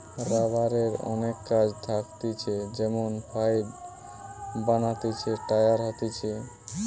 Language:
Bangla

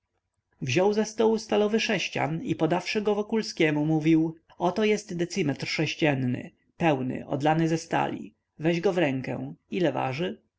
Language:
Polish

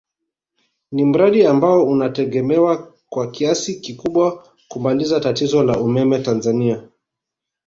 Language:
Swahili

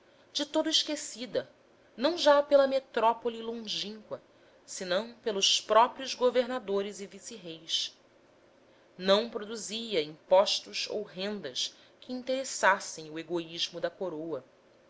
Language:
Portuguese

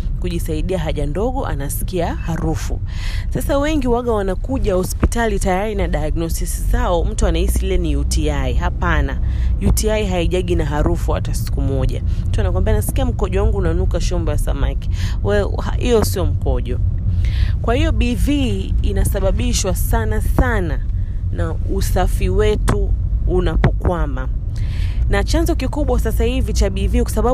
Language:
Swahili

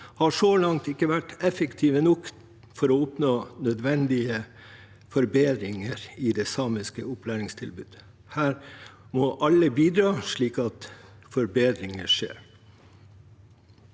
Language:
Norwegian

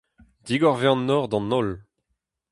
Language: Breton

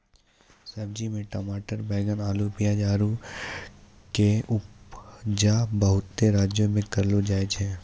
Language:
Maithili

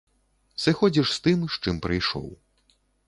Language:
Belarusian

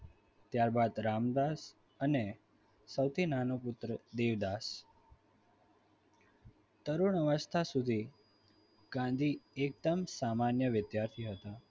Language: Gujarati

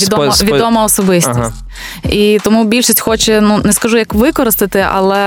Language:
Ukrainian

